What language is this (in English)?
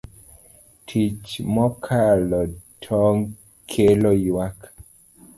Luo (Kenya and Tanzania)